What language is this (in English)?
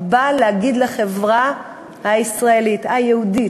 Hebrew